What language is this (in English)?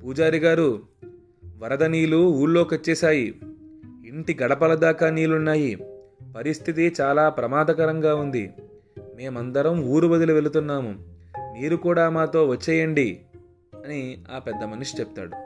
Telugu